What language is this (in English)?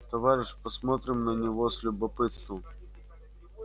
Russian